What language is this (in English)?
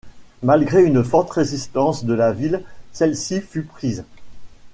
French